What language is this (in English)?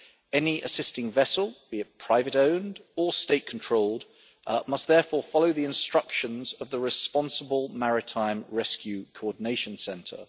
English